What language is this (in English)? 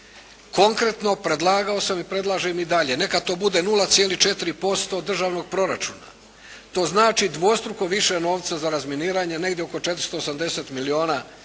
Croatian